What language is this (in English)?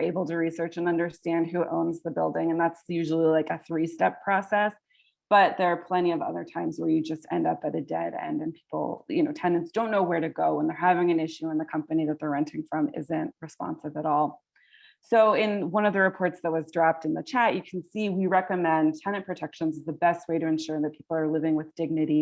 English